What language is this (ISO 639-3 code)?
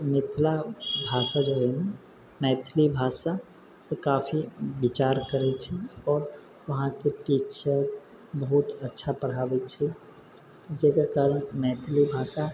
mai